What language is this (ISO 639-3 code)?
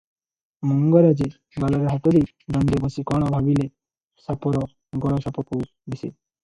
ori